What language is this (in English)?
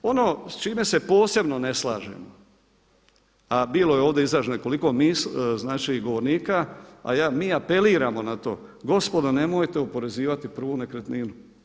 Croatian